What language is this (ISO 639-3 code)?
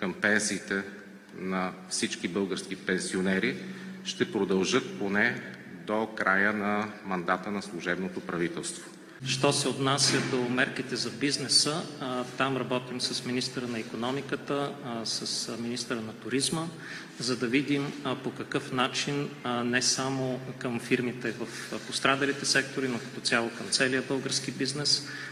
bul